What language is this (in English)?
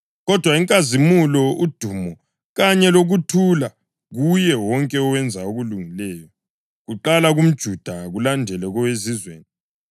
North Ndebele